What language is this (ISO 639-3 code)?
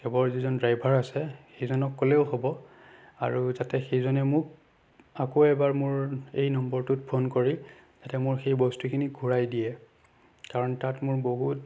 asm